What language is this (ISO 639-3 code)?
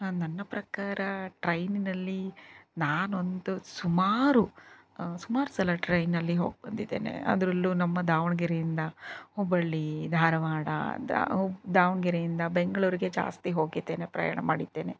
kan